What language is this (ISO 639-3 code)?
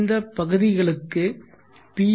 tam